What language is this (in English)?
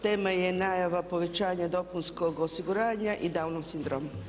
Croatian